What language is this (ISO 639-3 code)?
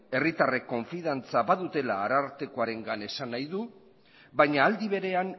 eus